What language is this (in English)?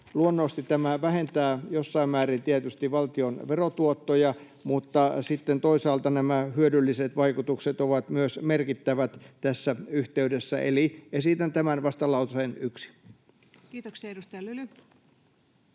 Finnish